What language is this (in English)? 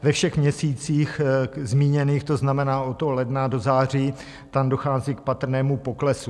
Czech